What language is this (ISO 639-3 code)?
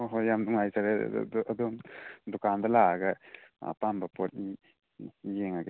mni